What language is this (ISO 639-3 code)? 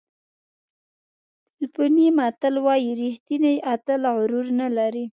pus